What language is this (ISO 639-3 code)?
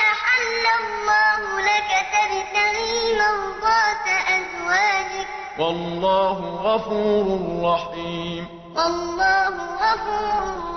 ara